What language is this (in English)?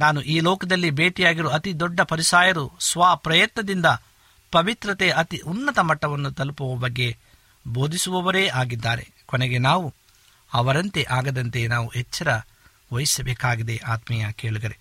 Kannada